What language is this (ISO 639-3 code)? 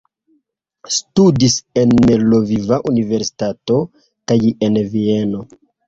epo